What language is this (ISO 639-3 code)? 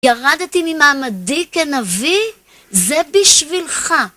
heb